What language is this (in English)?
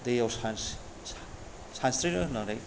Bodo